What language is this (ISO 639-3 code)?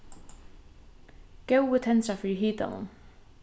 fao